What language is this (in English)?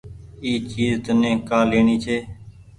Goaria